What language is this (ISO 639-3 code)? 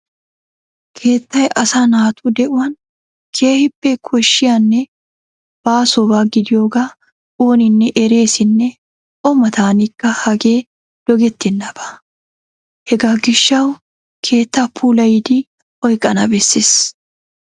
wal